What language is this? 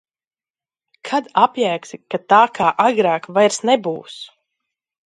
Latvian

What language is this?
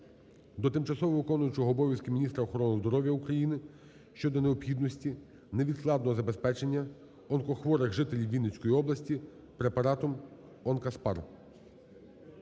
Ukrainian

